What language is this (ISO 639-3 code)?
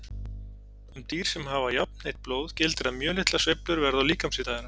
isl